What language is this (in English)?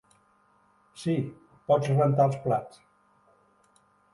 Catalan